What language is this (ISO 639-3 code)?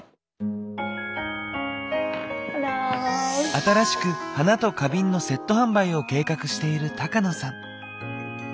jpn